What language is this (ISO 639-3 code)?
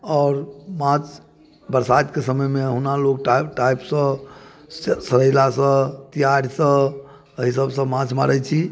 mai